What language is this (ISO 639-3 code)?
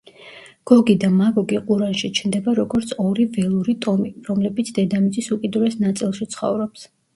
kat